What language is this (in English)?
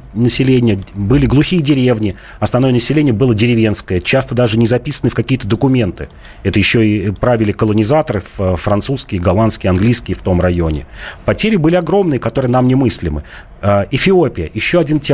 Russian